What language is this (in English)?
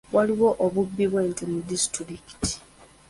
Ganda